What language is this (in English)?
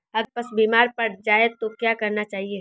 Hindi